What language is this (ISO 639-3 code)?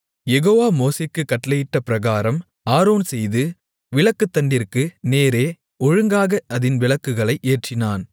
tam